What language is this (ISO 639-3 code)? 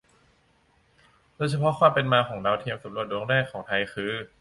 tha